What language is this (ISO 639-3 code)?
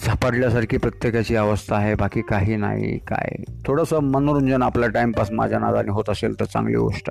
hin